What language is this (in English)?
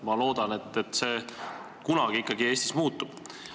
Estonian